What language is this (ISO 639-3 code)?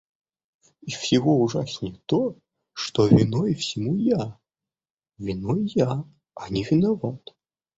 rus